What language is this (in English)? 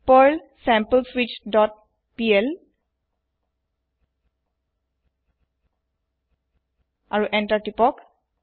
Assamese